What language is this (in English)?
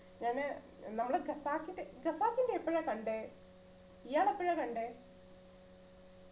Malayalam